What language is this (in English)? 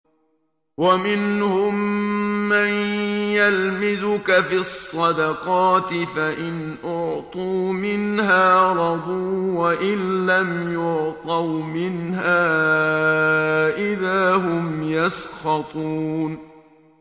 Arabic